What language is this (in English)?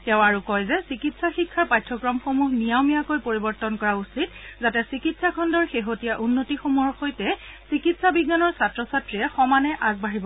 Assamese